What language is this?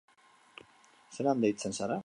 Basque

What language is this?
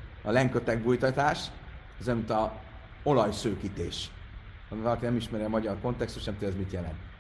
Hungarian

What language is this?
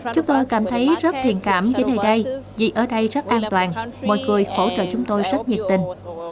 Vietnamese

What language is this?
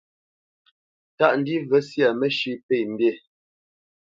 Bamenyam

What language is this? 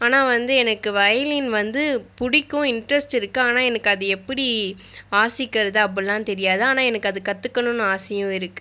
Tamil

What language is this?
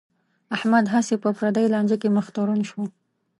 Pashto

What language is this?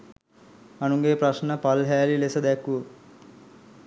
Sinhala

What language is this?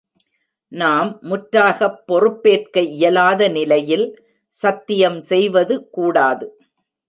Tamil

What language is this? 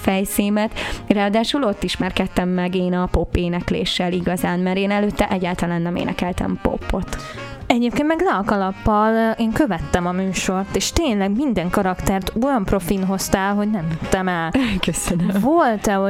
Hungarian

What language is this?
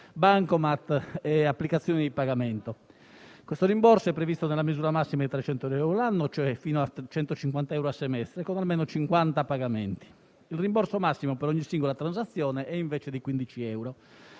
Italian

